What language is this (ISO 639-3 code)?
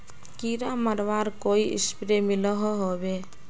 mag